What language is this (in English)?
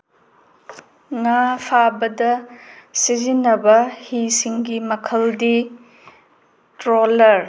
Manipuri